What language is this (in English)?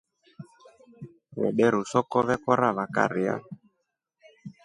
Rombo